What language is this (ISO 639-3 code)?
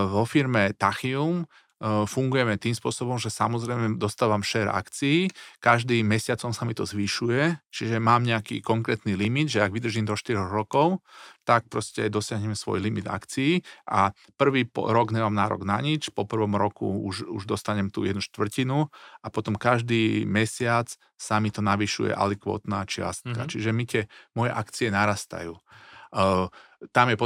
slk